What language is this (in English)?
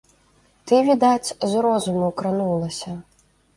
Belarusian